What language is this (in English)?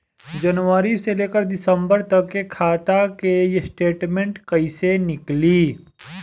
Bhojpuri